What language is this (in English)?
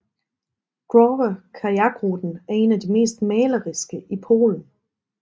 Danish